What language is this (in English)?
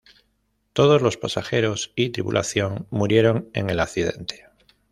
Spanish